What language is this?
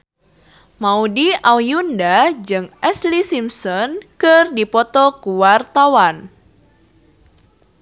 Sundanese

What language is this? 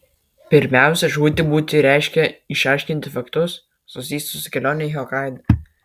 Lithuanian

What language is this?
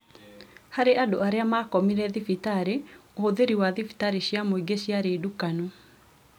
Kikuyu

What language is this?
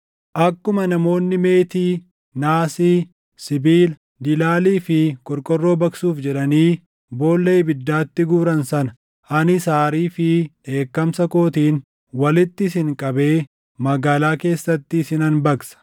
Oromo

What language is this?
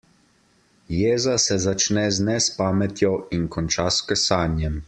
Slovenian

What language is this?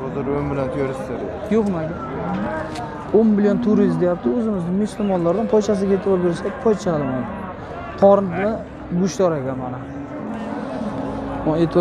Turkish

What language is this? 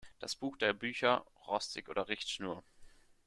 German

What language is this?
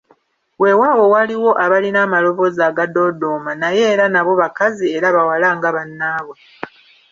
Ganda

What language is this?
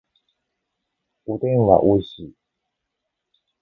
Japanese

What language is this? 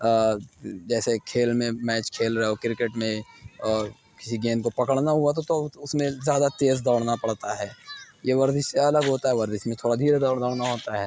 Urdu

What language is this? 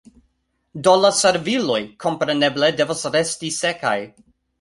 Esperanto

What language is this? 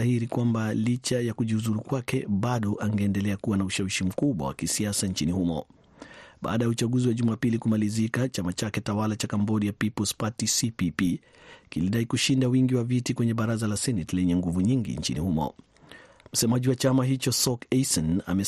Swahili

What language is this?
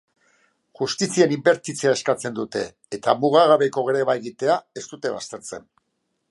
Basque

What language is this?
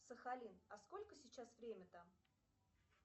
Russian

